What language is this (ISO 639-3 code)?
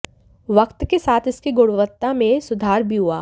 hin